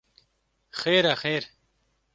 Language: Kurdish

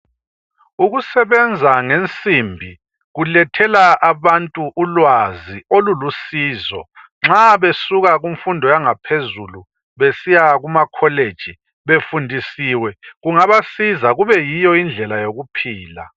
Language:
North Ndebele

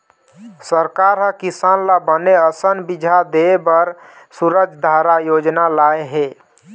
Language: Chhattisgarhi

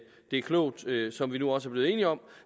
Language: Danish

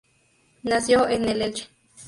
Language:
Spanish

